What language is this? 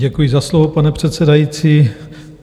Czech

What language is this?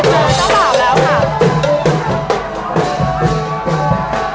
Thai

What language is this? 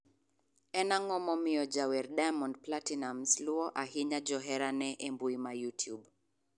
Luo (Kenya and Tanzania)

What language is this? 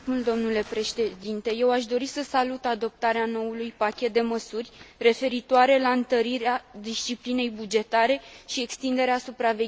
Romanian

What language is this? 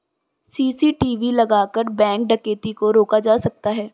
Hindi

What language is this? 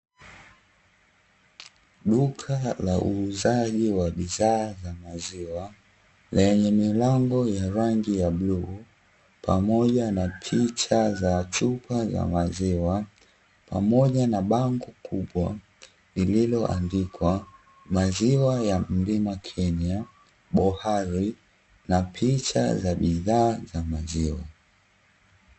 Swahili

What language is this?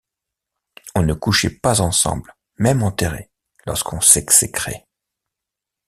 French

